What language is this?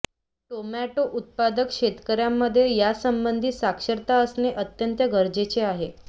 Marathi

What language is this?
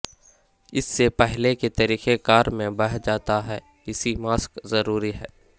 Urdu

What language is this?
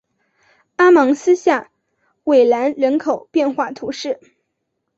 Chinese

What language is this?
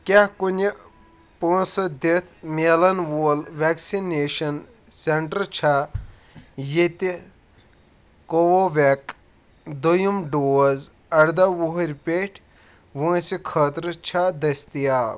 Kashmiri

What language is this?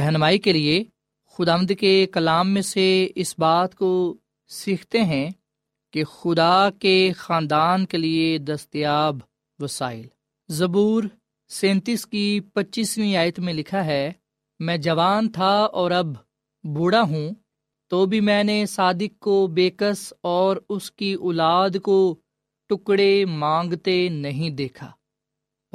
Urdu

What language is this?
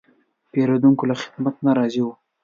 Pashto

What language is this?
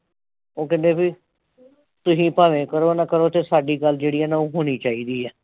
Punjabi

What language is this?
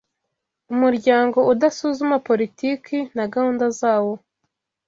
Kinyarwanda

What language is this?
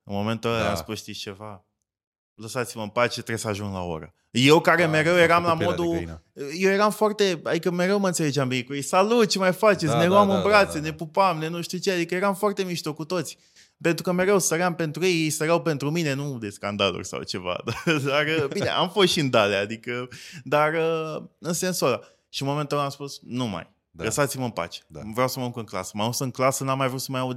Romanian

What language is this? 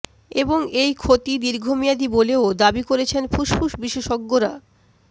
Bangla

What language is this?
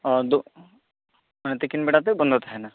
Santali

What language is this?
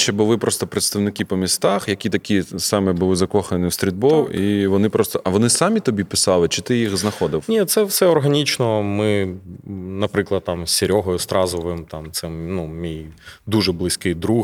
Ukrainian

